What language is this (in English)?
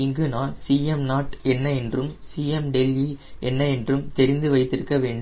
Tamil